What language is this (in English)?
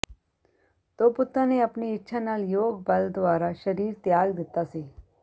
Punjabi